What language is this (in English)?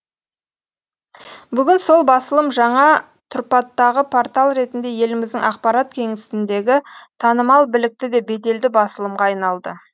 Kazakh